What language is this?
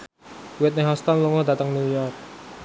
Javanese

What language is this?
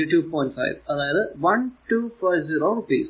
Malayalam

